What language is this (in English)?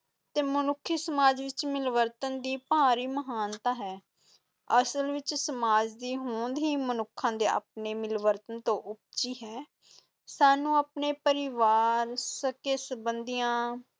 Punjabi